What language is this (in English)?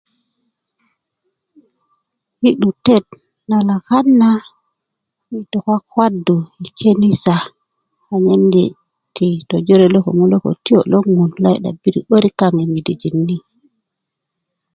Kuku